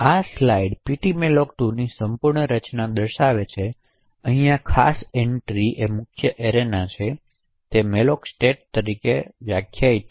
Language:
Gujarati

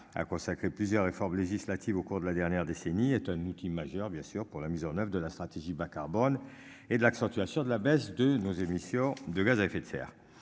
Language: French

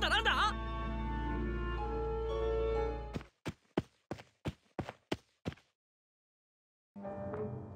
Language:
Japanese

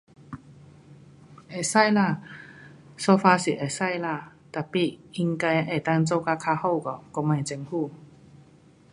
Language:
Pu-Xian Chinese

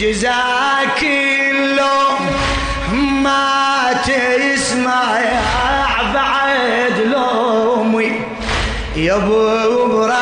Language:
Arabic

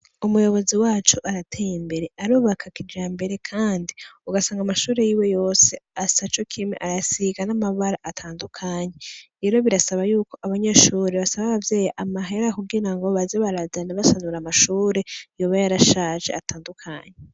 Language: Rundi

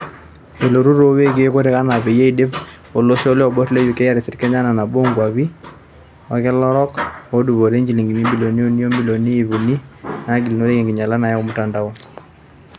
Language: Masai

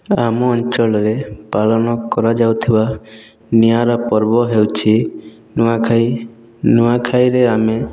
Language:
Odia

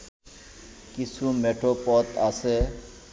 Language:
Bangla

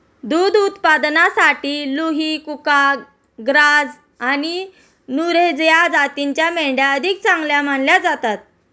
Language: Marathi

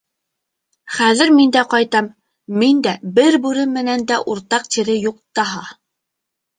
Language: Bashkir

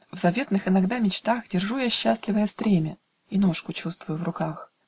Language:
Russian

